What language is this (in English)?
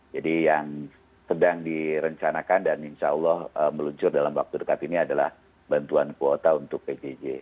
Indonesian